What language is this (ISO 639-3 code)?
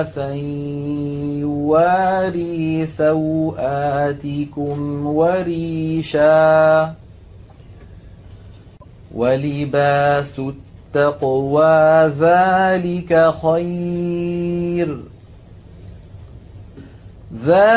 ara